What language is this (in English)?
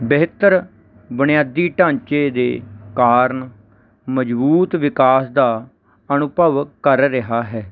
Punjabi